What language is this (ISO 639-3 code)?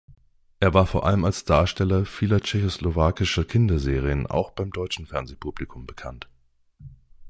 deu